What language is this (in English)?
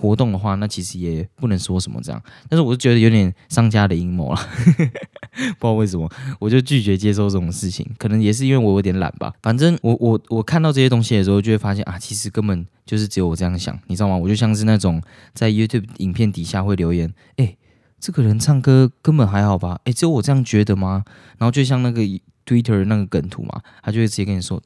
Chinese